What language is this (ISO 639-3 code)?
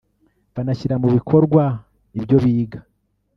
kin